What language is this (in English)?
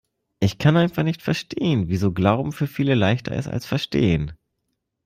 German